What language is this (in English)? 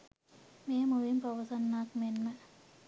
Sinhala